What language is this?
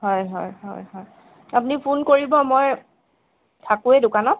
Assamese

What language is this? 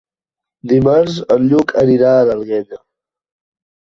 Catalan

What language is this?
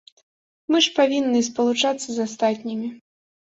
Belarusian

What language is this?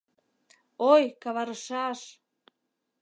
Mari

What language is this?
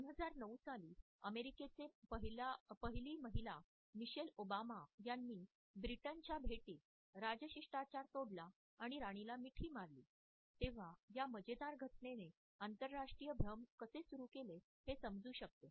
Marathi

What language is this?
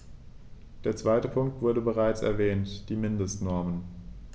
German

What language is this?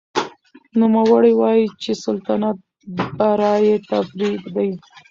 Pashto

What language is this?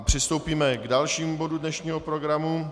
Czech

